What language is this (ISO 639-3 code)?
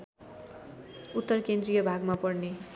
nep